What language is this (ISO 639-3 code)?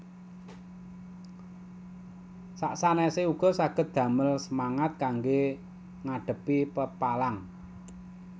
jav